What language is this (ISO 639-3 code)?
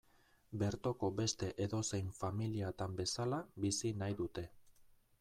eus